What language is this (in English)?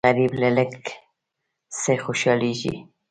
Pashto